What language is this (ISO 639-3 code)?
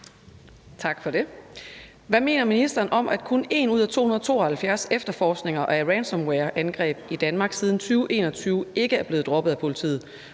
dan